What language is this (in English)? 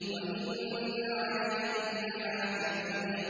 Arabic